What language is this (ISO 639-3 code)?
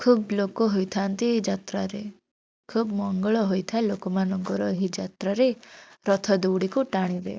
ori